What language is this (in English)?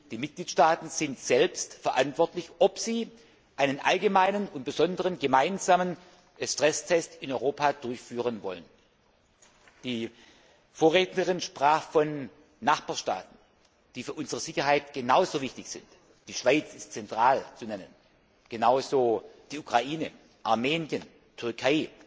German